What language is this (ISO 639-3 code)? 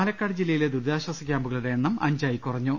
mal